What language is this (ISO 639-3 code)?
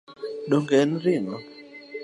luo